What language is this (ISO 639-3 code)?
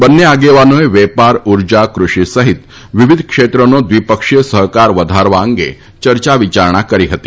guj